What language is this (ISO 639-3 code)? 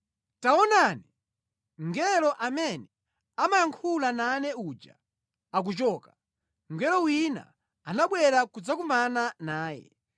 nya